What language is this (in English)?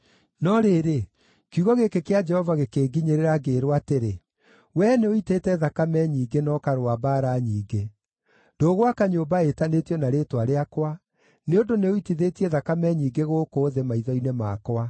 Kikuyu